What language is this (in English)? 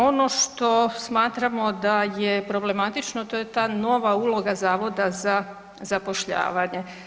Croatian